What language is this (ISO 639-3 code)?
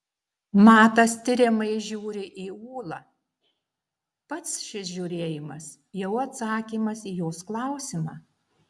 lit